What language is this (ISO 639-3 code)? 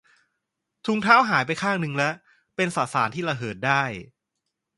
tha